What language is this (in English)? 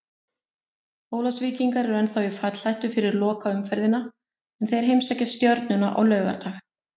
Icelandic